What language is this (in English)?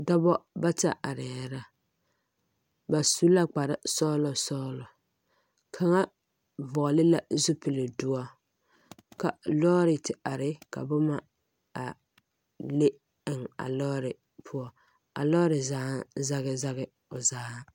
Southern Dagaare